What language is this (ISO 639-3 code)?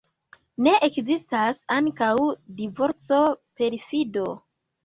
epo